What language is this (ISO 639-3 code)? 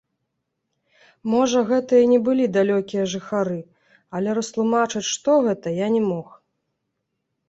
bel